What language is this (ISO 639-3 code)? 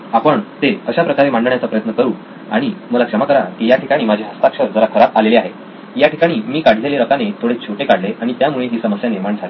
mar